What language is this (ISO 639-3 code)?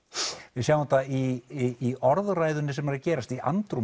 isl